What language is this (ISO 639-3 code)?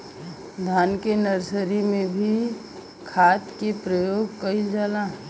bho